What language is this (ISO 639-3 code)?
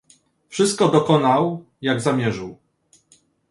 pol